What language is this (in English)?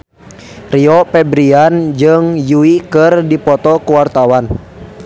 Sundanese